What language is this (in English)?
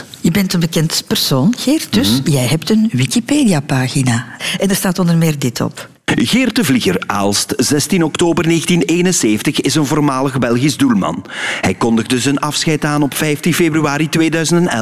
Dutch